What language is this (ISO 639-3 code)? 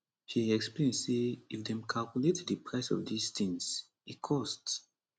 pcm